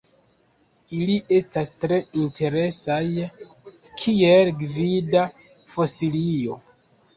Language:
Esperanto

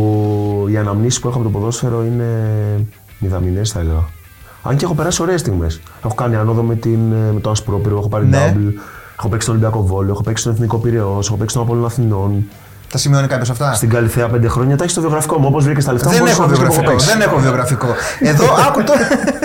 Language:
Greek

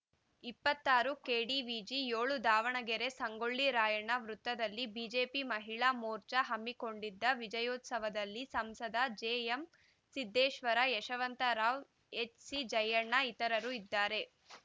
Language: Kannada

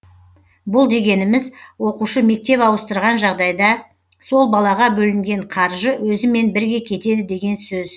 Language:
Kazakh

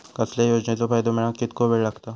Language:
Marathi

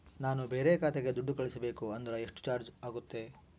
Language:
Kannada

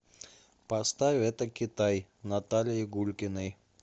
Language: Russian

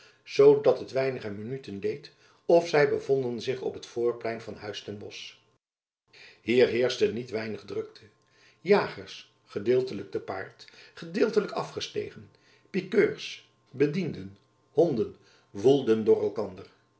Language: Dutch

